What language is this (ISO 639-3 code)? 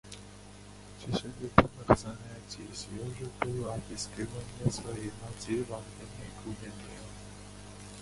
rus